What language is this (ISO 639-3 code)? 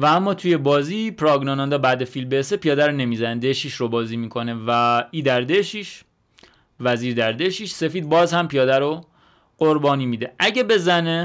fas